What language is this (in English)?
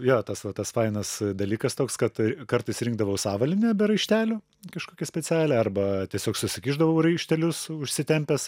Lithuanian